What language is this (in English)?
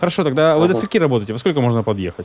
Russian